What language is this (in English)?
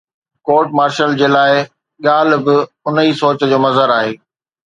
Sindhi